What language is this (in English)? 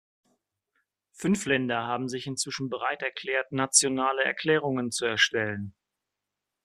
German